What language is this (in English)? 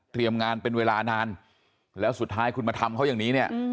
Thai